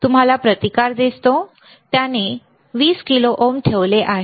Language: Marathi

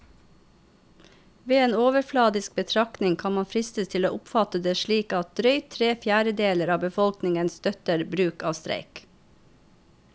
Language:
Norwegian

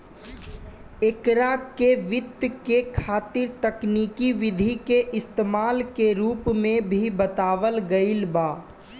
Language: Bhojpuri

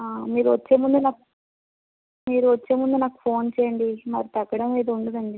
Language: Telugu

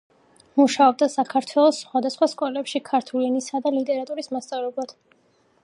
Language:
Georgian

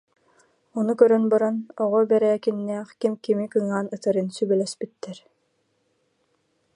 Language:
Yakut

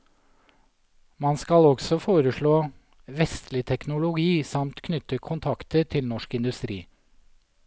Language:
Norwegian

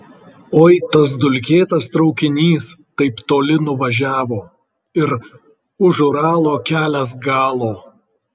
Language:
Lithuanian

